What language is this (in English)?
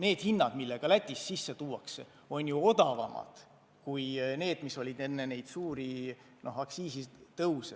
Estonian